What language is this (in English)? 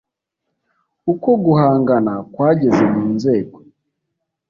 Kinyarwanda